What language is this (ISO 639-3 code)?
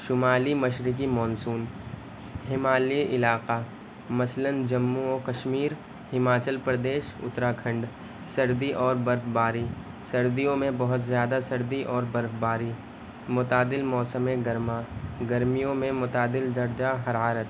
urd